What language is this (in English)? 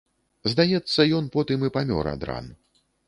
Belarusian